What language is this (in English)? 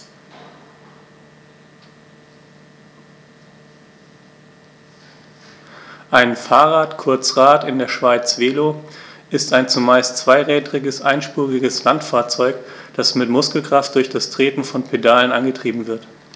German